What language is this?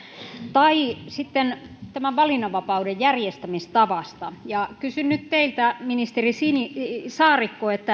Finnish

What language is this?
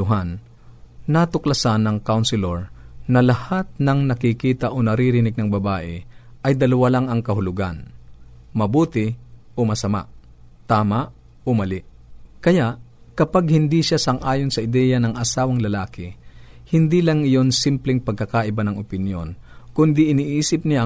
Filipino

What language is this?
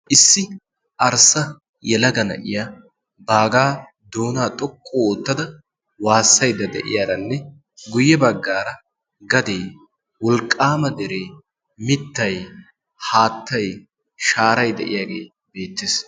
Wolaytta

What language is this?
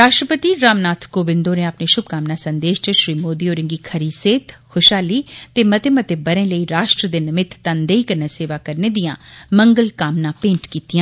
Dogri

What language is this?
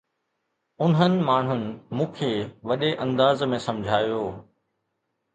Sindhi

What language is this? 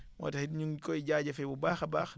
Wolof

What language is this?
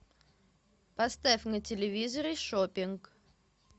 Russian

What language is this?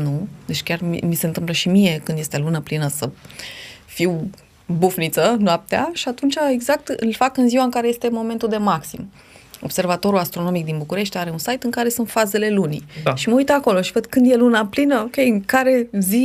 Romanian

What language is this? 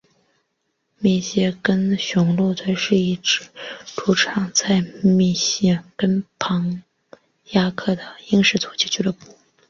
Chinese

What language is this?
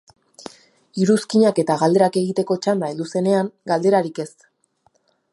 Basque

